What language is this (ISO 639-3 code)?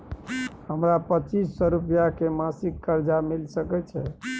mai